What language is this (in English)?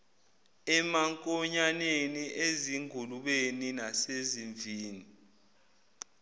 Zulu